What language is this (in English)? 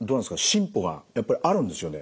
Japanese